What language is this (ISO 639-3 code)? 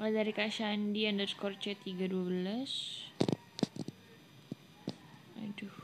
ind